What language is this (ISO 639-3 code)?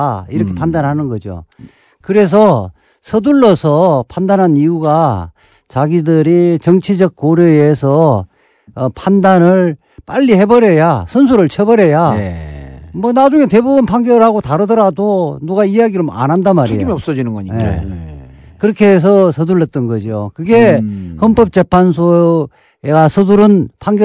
kor